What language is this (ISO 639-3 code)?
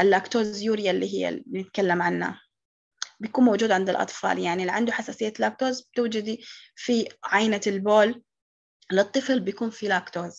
ara